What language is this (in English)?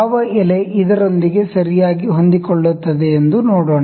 Kannada